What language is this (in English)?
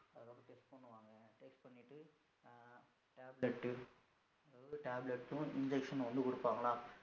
Tamil